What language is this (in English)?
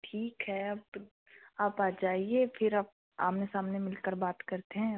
Hindi